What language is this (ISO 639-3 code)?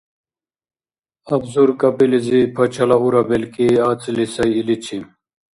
dar